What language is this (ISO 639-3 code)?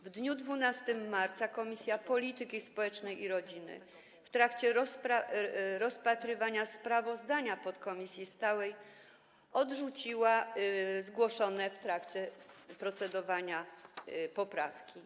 pol